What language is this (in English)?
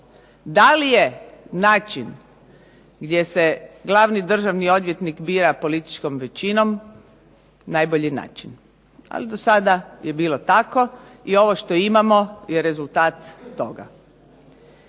Croatian